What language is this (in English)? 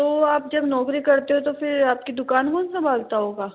Hindi